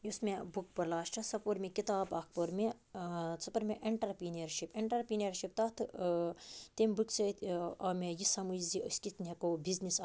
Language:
Kashmiri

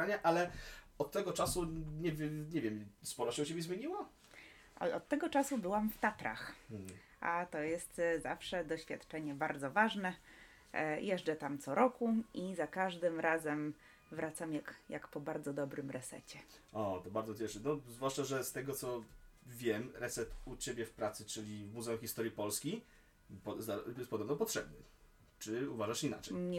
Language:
Polish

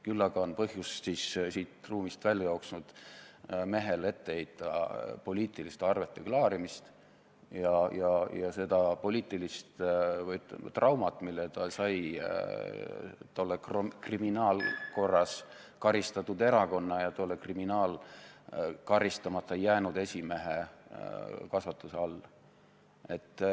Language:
Estonian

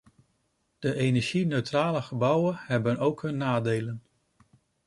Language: Dutch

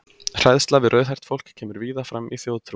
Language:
Icelandic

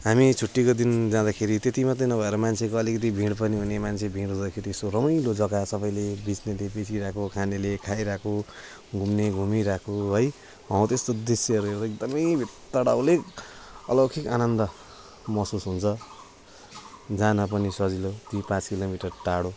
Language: Nepali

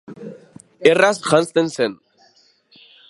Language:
Basque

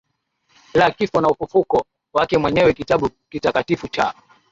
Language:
Swahili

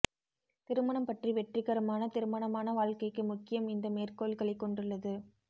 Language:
Tamil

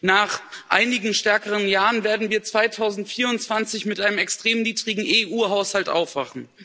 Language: German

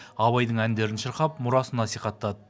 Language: Kazakh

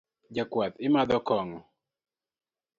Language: Luo (Kenya and Tanzania)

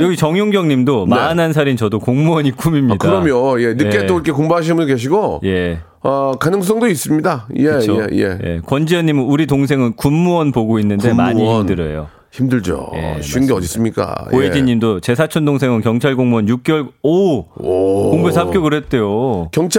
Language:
Korean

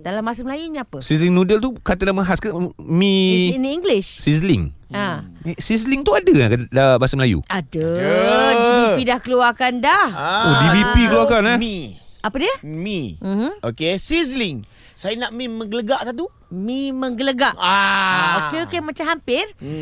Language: Malay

